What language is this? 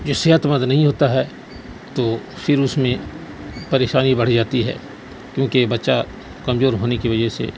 Urdu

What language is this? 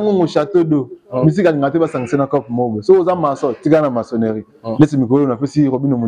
French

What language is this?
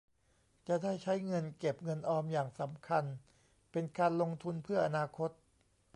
Thai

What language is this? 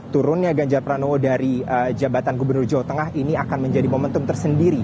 Indonesian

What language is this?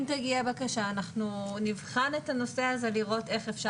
Hebrew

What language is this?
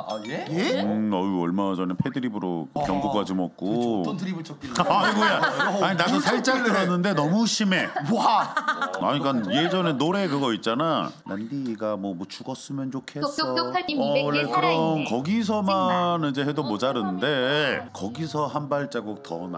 Korean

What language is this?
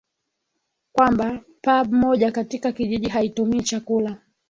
Swahili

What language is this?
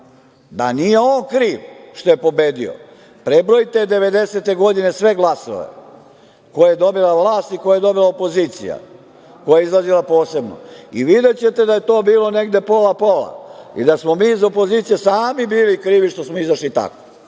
Serbian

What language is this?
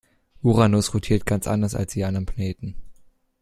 German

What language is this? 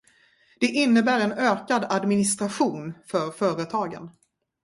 Swedish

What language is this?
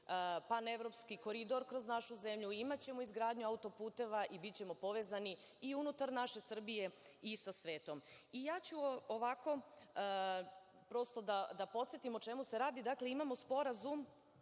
Serbian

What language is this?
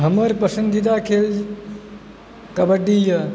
Maithili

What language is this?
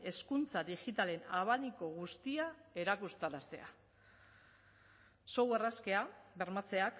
Basque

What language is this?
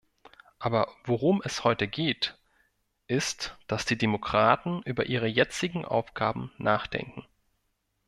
German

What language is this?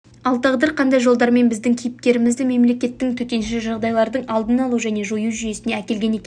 Kazakh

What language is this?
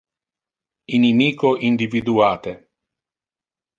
Interlingua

